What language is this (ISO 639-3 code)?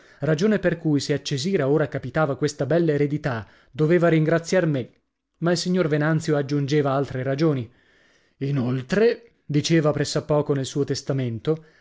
ita